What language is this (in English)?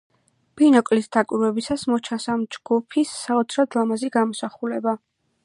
Georgian